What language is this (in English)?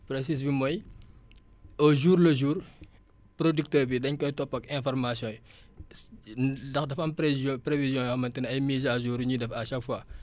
Wolof